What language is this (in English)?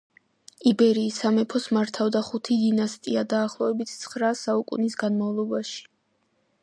Georgian